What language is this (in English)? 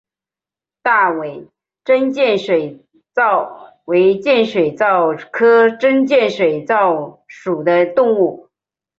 Chinese